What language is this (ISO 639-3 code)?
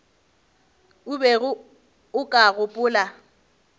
nso